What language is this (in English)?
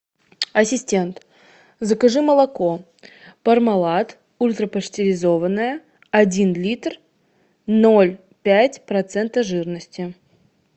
Russian